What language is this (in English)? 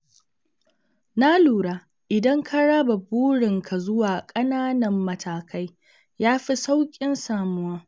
Hausa